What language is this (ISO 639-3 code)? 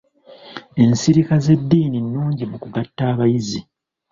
lug